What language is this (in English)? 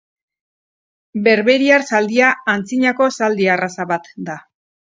Basque